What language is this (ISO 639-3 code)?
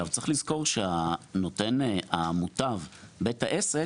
heb